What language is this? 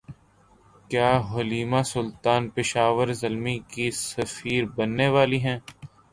Urdu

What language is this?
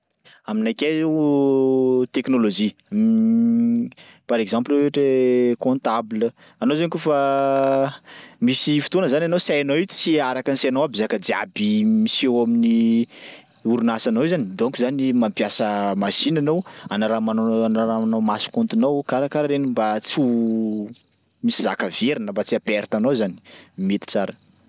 Sakalava Malagasy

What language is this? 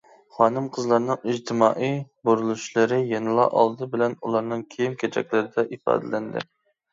Uyghur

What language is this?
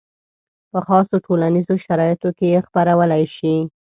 Pashto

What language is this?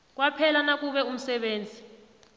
South Ndebele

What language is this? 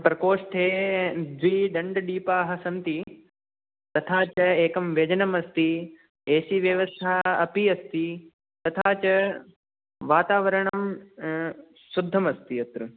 Sanskrit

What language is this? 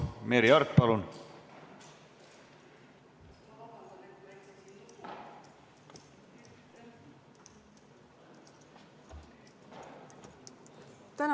Estonian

